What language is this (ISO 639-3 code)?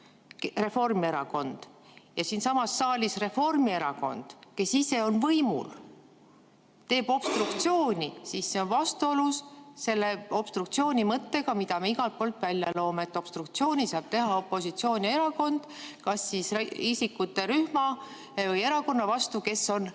est